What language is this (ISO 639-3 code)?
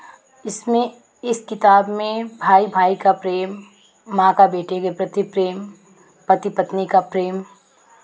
hin